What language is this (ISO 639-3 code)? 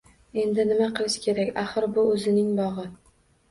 uzb